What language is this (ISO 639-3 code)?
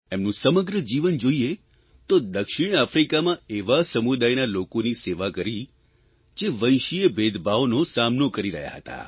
guj